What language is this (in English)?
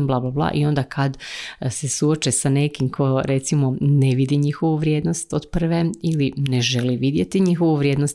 Croatian